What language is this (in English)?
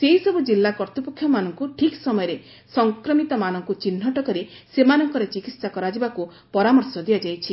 Odia